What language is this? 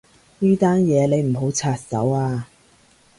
Cantonese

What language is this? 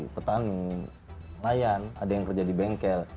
Indonesian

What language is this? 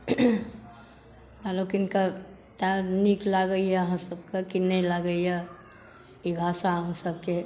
Maithili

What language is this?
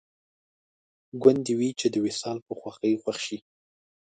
Pashto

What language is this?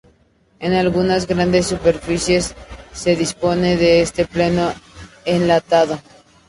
Spanish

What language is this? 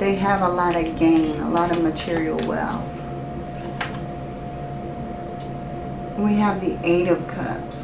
English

